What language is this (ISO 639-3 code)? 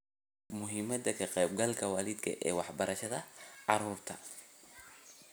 som